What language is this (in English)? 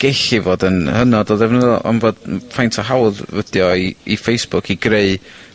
Welsh